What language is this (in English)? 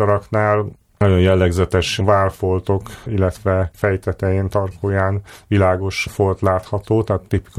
Hungarian